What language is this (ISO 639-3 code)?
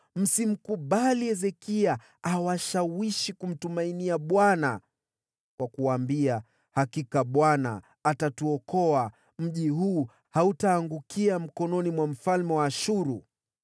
swa